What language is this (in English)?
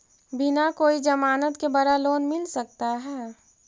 Magahi